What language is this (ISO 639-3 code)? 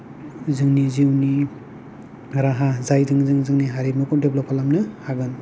brx